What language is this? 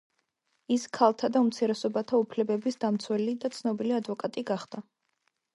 Georgian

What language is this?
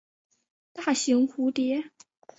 Chinese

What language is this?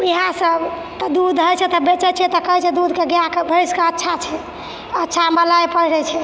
Maithili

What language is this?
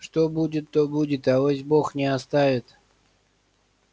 Russian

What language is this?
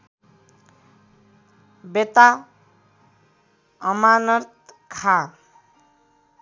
Nepali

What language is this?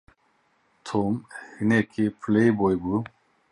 Kurdish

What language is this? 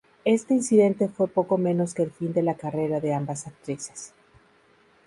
Spanish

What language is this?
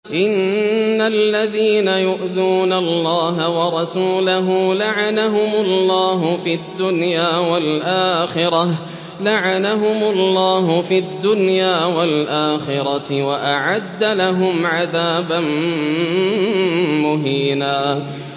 Arabic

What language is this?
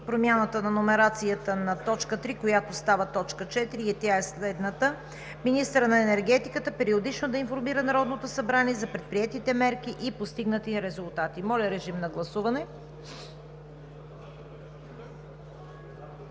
Bulgarian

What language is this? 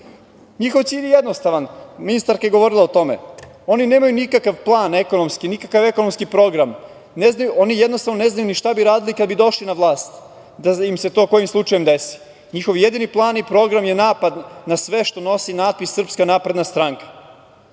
Serbian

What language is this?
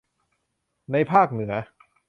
Thai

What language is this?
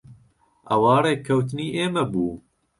Central Kurdish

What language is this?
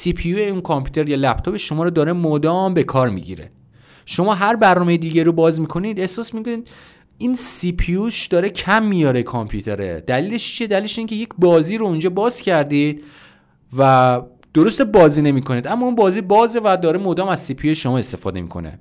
Persian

